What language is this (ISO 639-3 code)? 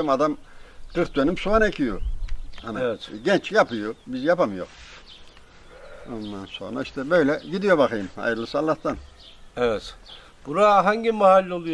tur